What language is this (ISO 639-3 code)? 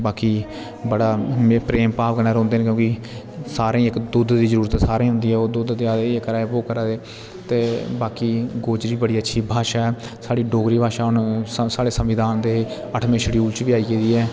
doi